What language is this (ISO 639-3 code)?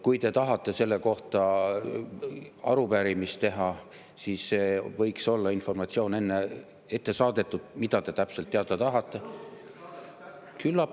est